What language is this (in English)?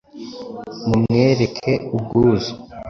Kinyarwanda